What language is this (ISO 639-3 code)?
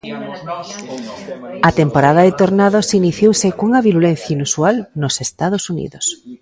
glg